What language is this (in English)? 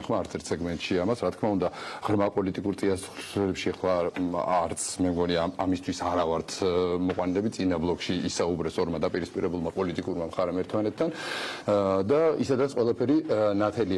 French